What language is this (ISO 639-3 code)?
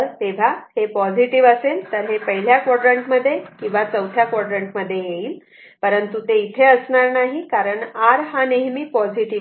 mar